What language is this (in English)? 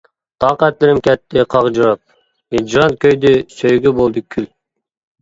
Uyghur